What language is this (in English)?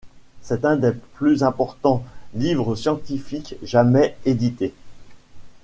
French